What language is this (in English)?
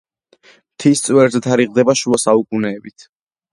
Georgian